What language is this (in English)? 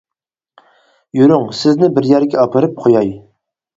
Uyghur